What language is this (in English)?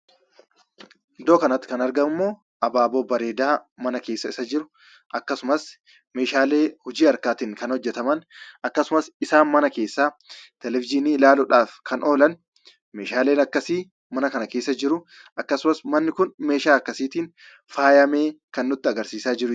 Oromo